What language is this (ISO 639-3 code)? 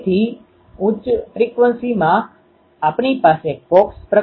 guj